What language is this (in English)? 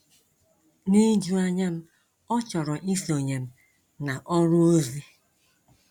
Igbo